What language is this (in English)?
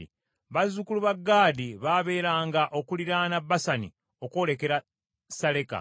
Ganda